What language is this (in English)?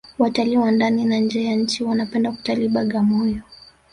Swahili